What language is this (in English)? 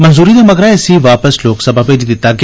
Dogri